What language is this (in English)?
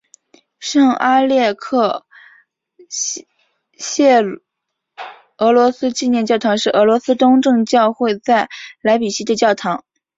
Chinese